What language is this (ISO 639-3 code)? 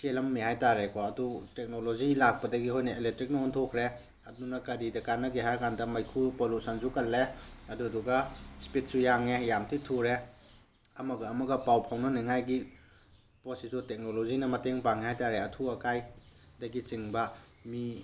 mni